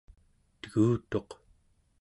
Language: Central Yupik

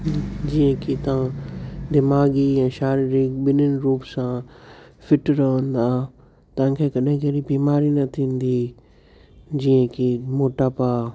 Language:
Sindhi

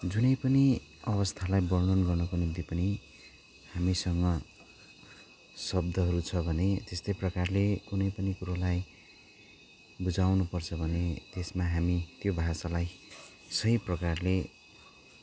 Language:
Nepali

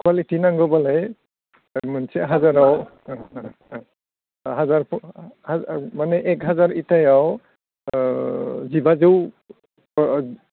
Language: Bodo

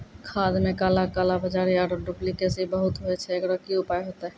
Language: Maithili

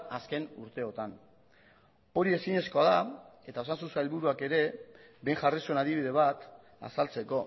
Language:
Basque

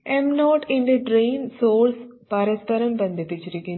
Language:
Malayalam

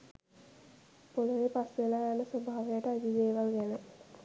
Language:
Sinhala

